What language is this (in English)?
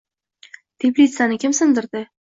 Uzbek